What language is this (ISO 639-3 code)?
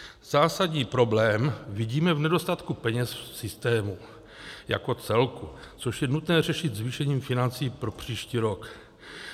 ces